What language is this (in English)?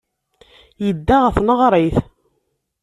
Kabyle